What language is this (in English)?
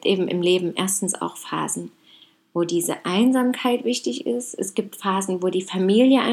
German